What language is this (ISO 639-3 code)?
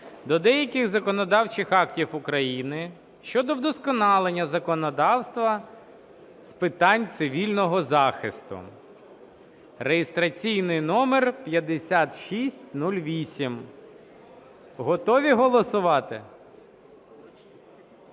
ukr